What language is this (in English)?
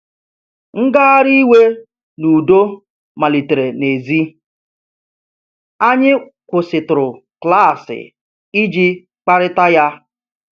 Igbo